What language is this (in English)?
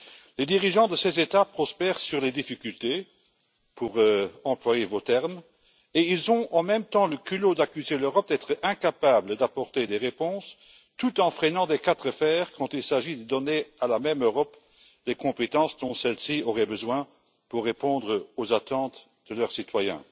French